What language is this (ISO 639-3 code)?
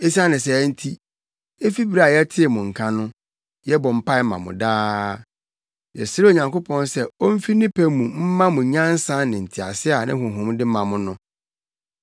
aka